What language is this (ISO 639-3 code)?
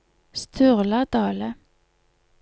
nor